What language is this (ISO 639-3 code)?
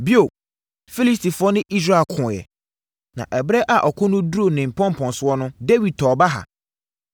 aka